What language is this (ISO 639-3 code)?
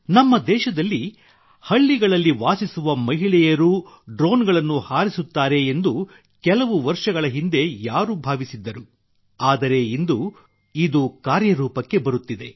kan